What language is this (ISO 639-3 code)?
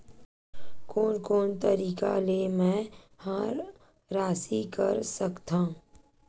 hne